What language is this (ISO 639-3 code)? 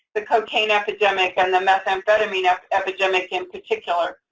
eng